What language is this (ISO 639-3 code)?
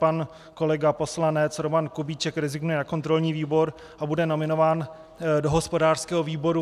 ces